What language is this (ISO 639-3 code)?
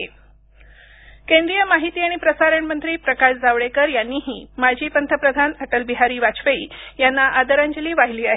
mar